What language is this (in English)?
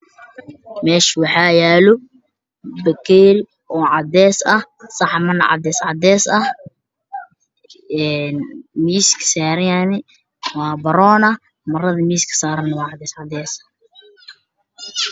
Somali